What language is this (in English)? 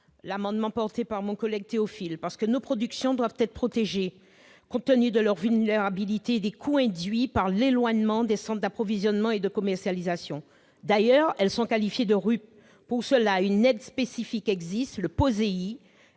French